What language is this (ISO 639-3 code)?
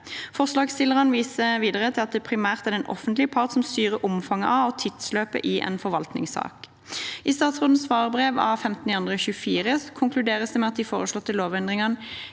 nor